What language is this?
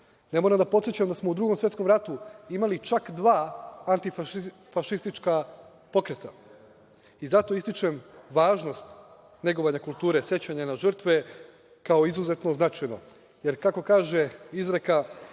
Serbian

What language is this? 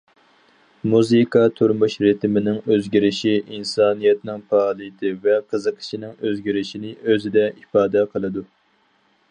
Uyghur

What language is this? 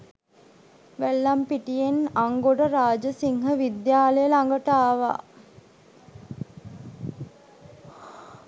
Sinhala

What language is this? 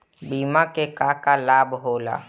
Bhojpuri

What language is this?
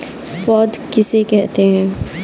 Hindi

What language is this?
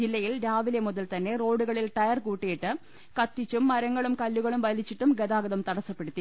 Malayalam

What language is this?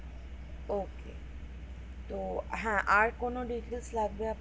Bangla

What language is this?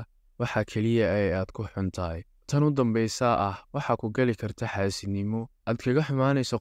Arabic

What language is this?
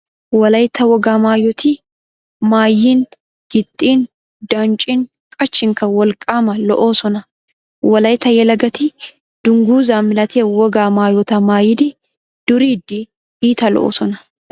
Wolaytta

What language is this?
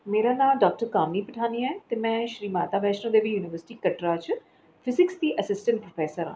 Dogri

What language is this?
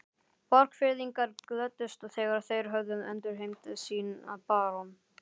Icelandic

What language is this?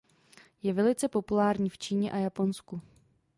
Czech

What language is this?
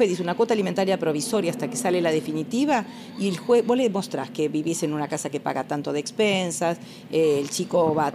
Spanish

